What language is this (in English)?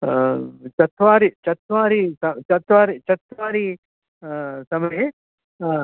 Sanskrit